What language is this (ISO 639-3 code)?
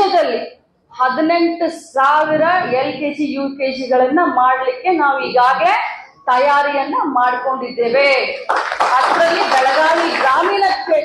kan